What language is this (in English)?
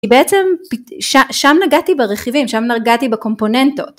Hebrew